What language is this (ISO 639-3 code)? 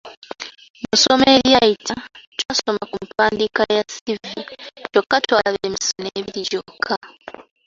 lug